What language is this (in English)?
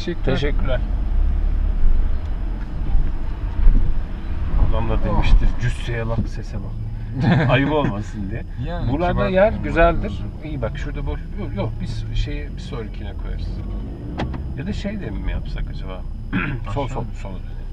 Turkish